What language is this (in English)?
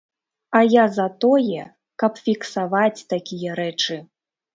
Belarusian